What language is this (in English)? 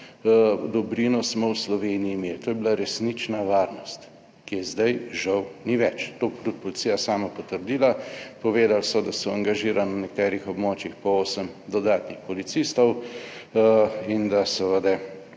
Slovenian